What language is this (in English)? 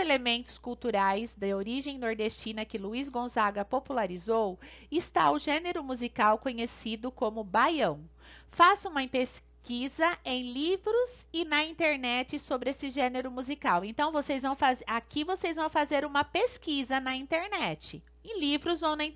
Portuguese